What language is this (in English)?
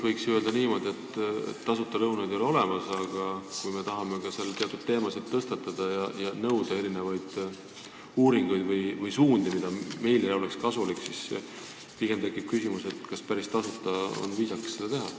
Estonian